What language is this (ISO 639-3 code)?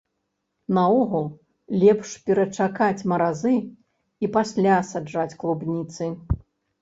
bel